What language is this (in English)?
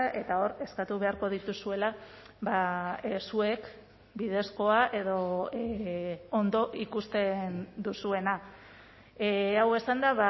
Basque